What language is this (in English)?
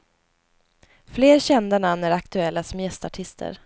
Swedish